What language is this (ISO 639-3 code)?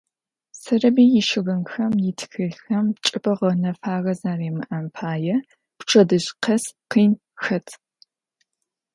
ady